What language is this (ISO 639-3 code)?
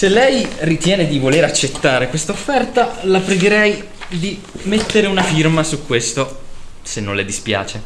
ita